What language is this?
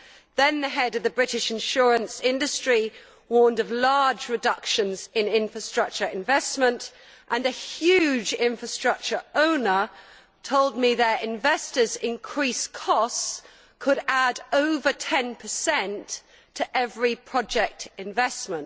English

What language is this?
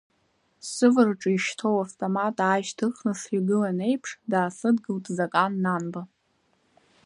Abkhazian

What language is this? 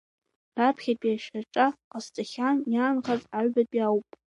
Abkhazian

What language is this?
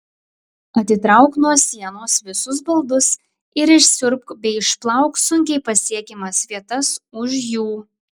Lithuanian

